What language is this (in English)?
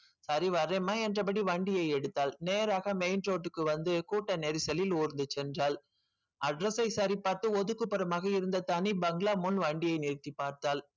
Tamil